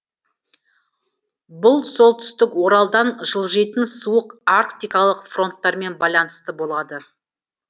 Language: Kazakh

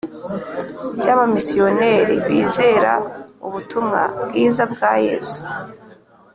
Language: Kinyarwanda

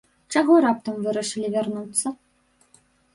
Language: Belarusian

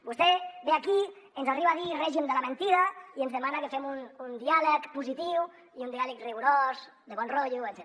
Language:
Catalan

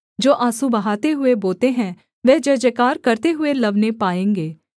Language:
Hindi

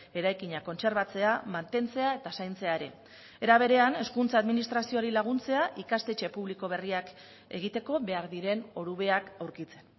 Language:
Basque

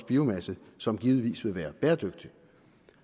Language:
Danish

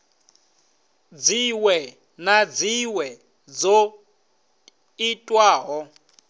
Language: Venda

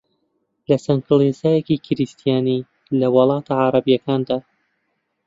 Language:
Central Kurdish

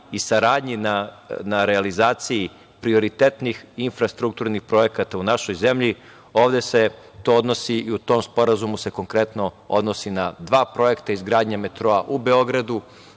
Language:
Serbian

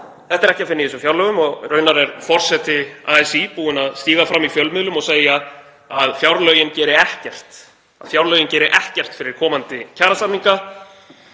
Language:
Icelandic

